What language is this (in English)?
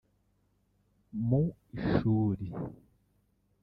Kinyarwanda